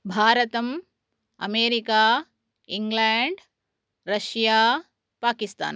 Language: Sanskrit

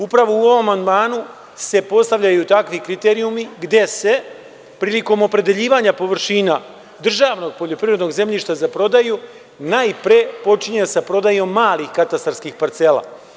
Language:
Serbian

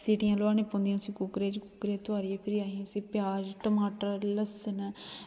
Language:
Dogri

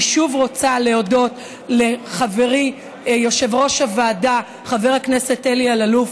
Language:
Hebrew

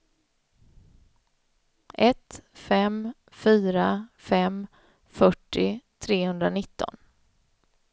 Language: Swedish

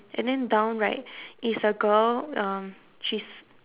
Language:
English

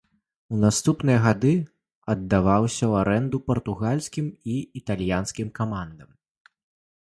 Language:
Belarusian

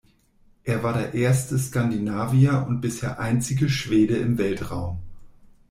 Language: German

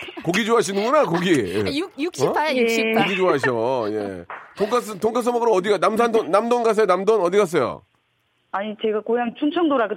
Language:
Korean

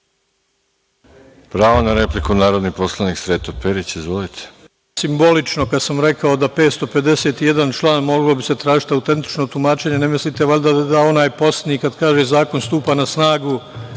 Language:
Serbian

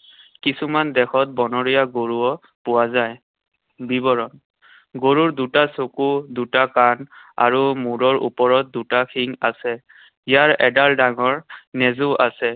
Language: Assamese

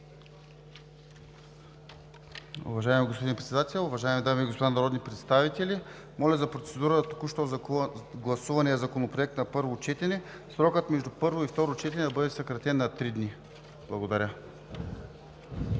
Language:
Bulgarian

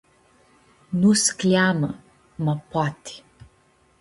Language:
Aromanian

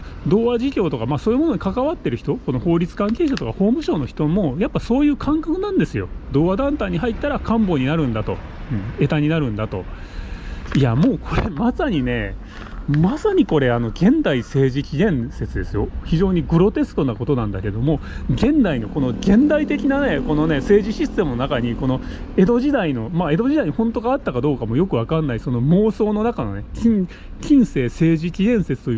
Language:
Japanese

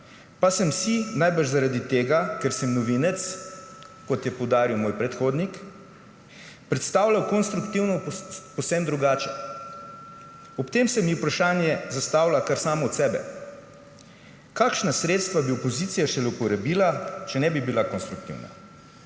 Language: Slovenian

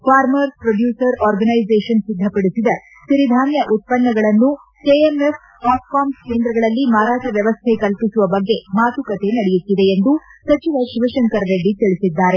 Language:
Kannada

